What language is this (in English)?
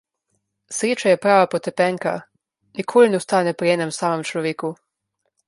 Slovenian